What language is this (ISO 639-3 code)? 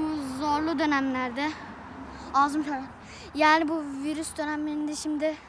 tur